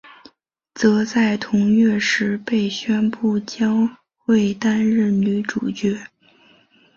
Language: Chinese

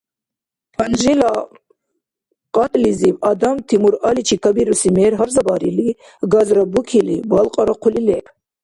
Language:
Dargwa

